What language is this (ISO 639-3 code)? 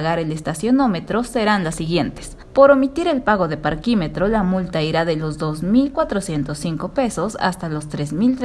spa